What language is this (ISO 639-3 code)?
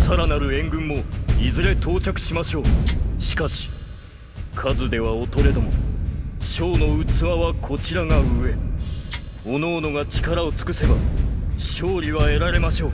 jpn